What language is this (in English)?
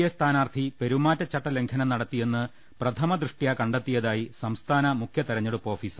Malayalam